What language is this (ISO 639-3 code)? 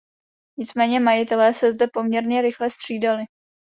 ces